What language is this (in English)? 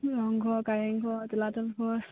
Assamese